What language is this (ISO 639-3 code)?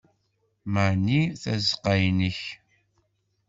kab